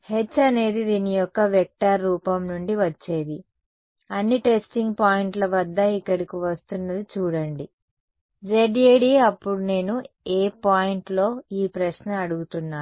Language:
Telugu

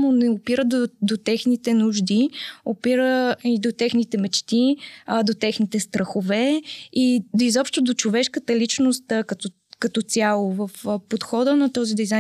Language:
Bulgarian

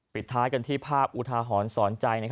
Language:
Thai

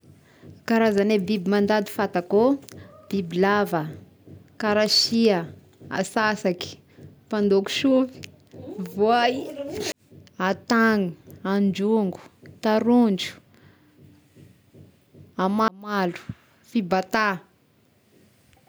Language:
Tesaka Malagasy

